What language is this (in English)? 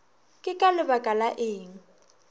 Northern Sotho